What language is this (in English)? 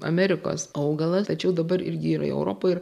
Lithuanian